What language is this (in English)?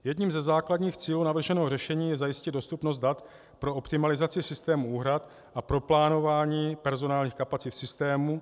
Czech